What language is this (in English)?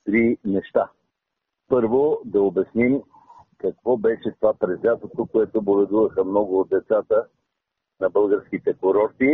Bulgarian